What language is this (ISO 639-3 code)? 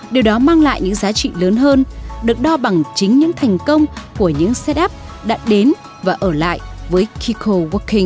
vie